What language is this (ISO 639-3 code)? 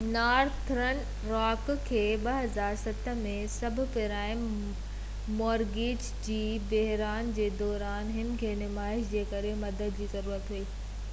snd